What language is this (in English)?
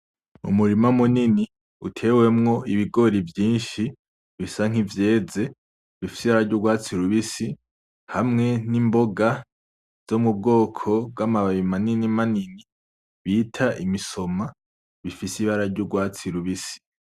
Rundi